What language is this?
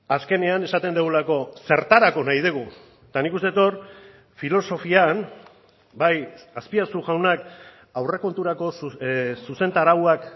Basque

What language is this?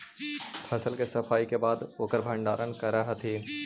Magahi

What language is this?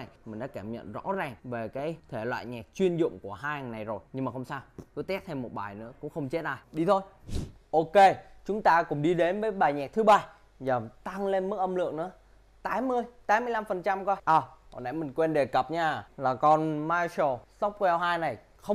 Vietnamese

